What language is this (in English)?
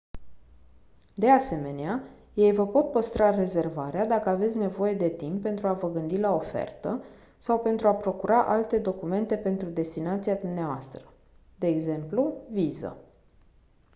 Romanian